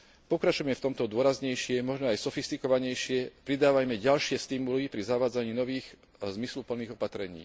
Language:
Slovak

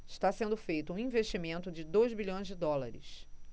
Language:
Portuguese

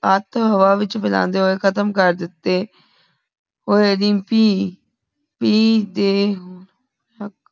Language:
Punjabi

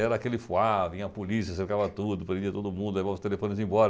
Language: Portuguese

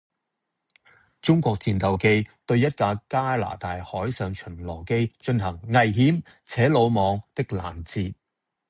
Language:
Cantonese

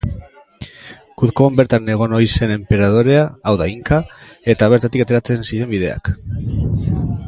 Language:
Basque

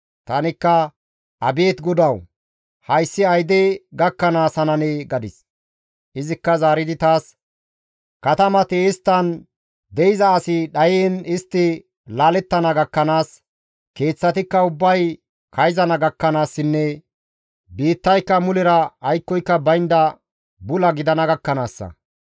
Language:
Gamo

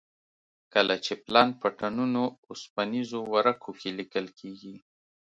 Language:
Pashto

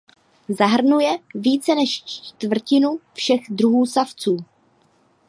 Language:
Czech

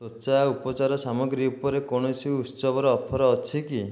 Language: Odia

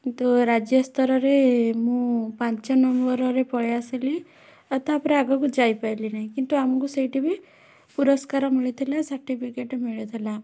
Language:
Odia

